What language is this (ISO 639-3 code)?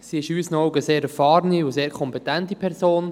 gsw